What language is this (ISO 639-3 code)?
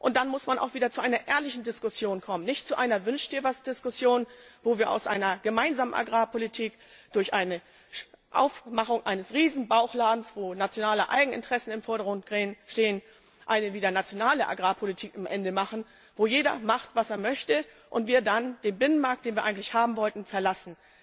deu